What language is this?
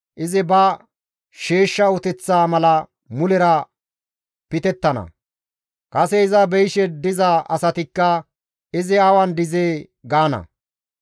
Gamo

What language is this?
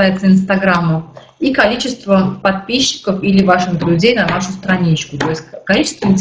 Russian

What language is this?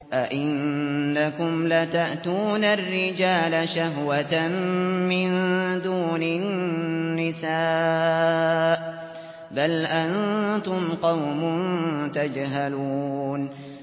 Arabic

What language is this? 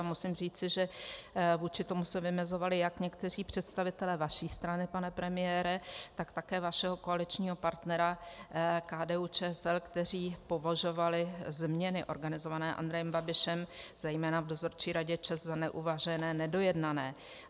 Czech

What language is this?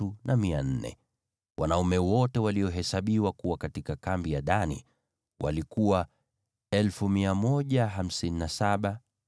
Swahili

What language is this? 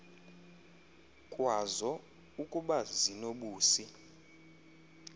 Xhosa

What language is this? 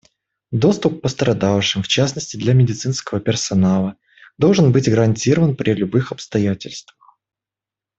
Russian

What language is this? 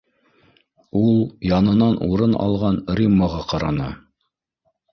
Bashkir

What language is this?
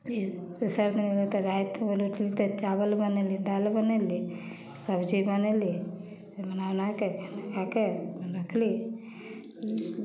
Maithili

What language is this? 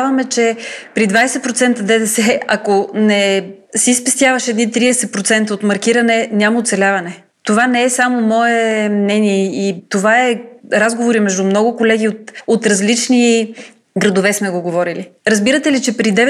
Bulgarian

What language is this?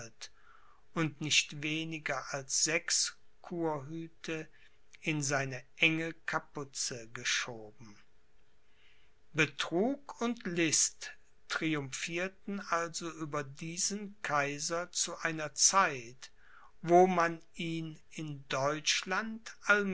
German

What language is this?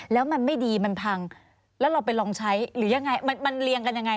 Thai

